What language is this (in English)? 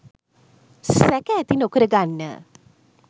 Sinhala